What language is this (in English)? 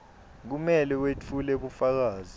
Swati